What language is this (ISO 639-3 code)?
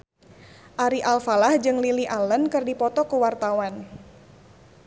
sun